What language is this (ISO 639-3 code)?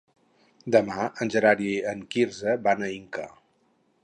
cat